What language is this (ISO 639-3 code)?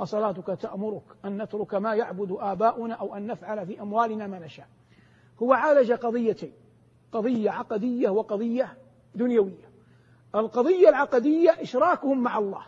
ara